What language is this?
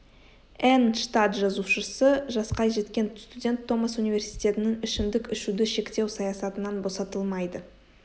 Kazakh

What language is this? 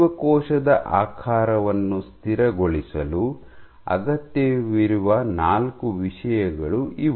Kannada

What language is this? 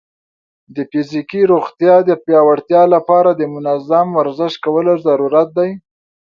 Pashto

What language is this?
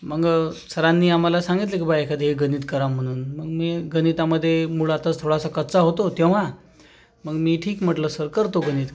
Marathi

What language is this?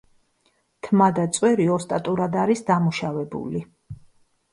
Georgian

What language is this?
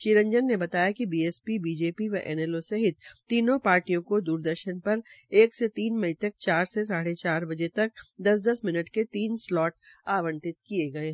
Hindi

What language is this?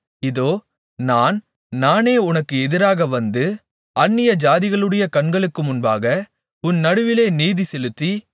Tamil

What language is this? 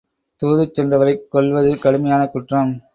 Tamil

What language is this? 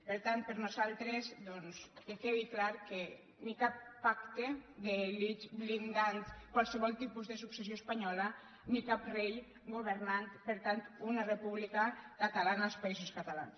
Catalan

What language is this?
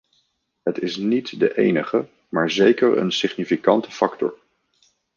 Dutch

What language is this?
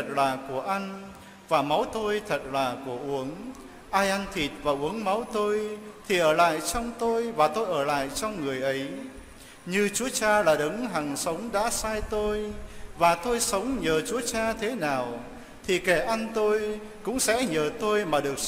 Vietnamese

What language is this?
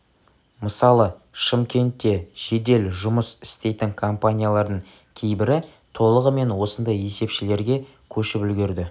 Kazakh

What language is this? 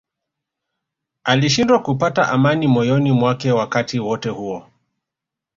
Swahili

